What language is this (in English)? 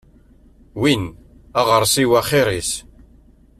Kabyle